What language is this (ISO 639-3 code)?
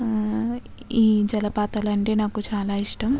tel